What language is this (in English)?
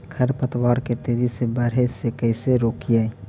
Magahi